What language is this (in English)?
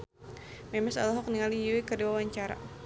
Sundanese